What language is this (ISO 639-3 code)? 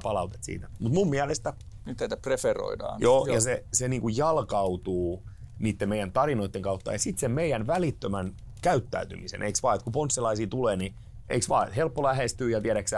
fin